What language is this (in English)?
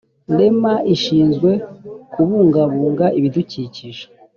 Kinyarwanda